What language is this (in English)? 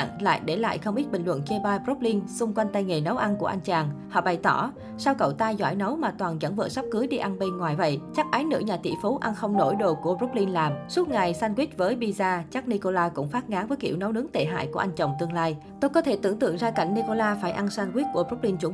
Vietnamese